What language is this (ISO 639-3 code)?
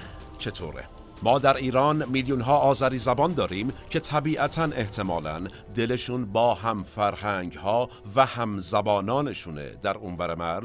fas